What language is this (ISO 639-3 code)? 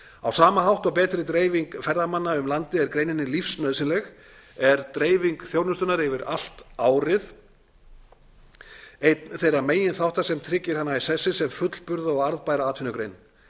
isl